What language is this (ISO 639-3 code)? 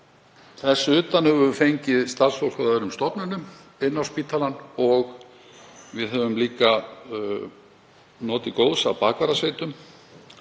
isl